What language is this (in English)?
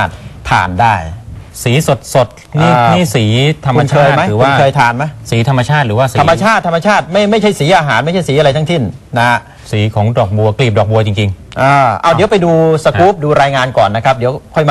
Thai